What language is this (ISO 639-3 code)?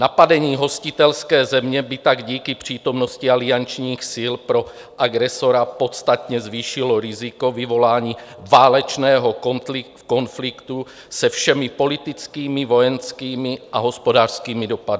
ces